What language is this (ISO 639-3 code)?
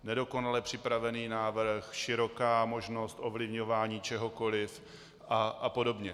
ces